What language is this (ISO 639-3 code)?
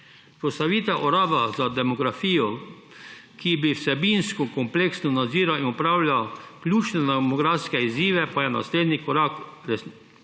slv